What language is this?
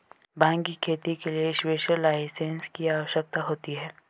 Hindi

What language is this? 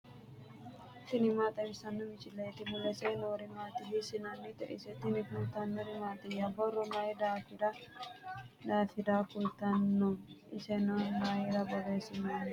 Sidamo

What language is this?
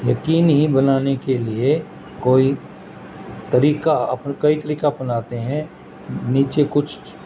Urdu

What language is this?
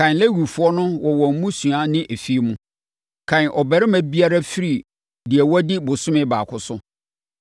Akan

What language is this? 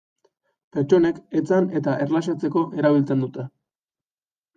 Basque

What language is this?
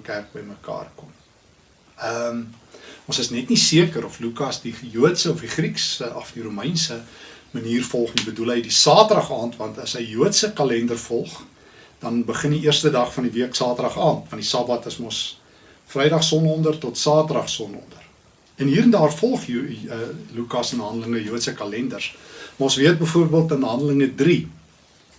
Dutch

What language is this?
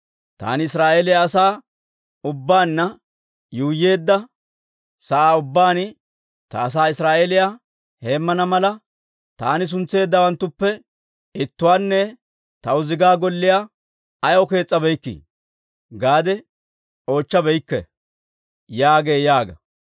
Dawro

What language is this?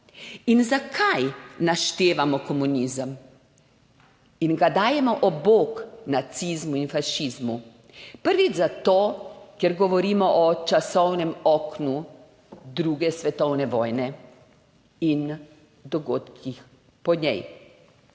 Slovenian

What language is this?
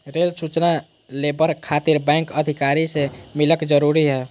Magahi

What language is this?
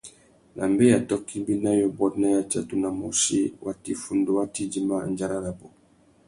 Tuki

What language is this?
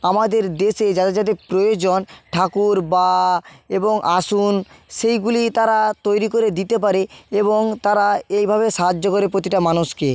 Bangla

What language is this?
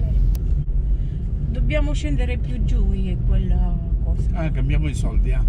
Italian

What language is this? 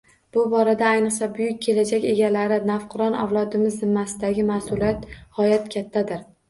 Uzbek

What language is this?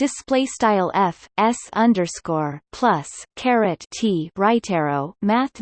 English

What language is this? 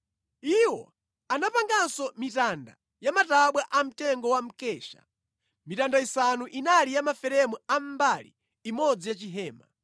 Nyanja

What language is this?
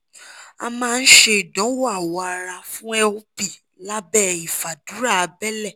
Yoruba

